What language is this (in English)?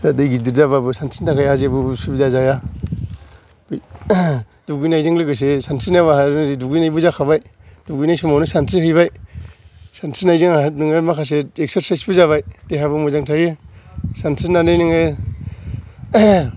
Bodo